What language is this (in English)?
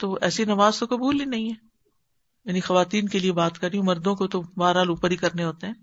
Urdu